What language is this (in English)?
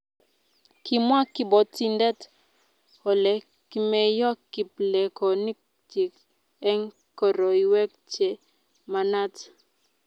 Kalenjin